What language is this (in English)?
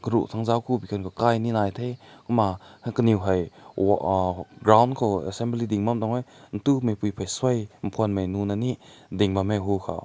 Rongmei Naga